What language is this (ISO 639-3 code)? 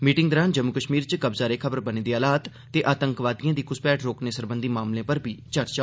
doi